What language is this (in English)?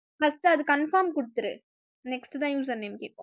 Tamil